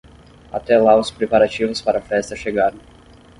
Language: Portuguese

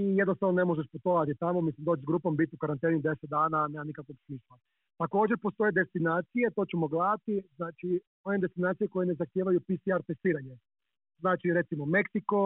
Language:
Croatian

